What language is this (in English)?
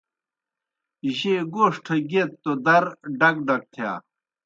Kohistani Shina